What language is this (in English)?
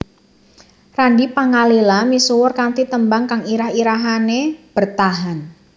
Javanese